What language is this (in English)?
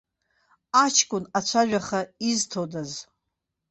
Abkhazian